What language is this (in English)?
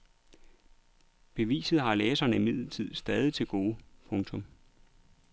Danish